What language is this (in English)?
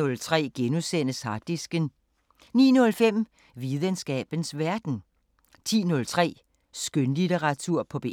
Danish